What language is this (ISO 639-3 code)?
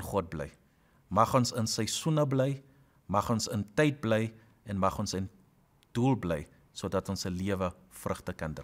nld